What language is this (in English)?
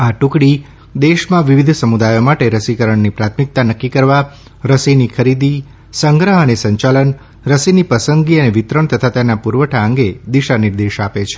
Gujarati